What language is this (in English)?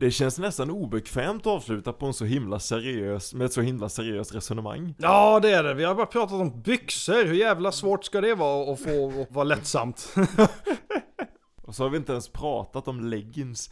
Swedish